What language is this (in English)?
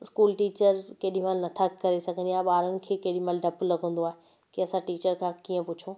Sindhi